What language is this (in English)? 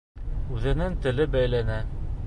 Bashkir